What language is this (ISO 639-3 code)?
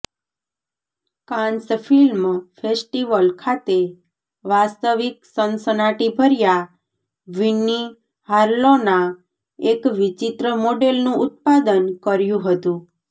guj